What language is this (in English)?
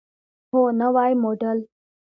Pashto